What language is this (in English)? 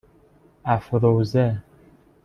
Persian